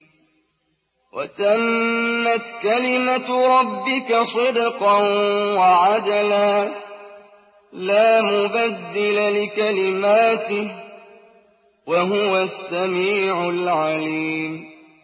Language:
Arabic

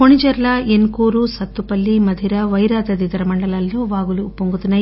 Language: Telugu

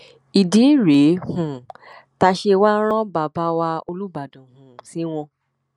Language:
Yoruba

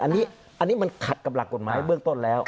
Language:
Thai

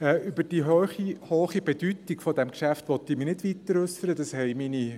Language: Swiss German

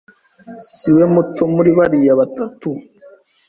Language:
Kinyarwanda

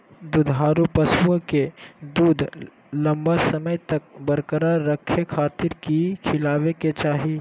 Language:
Magahi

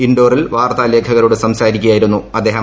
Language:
Malayalam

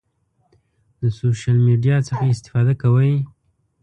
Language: Pashto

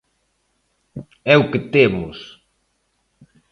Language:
Galician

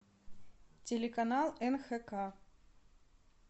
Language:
Russian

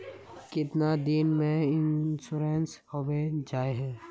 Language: Magahi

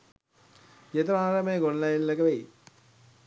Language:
Sinhala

